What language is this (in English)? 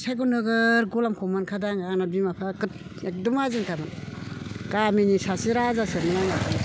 Bodo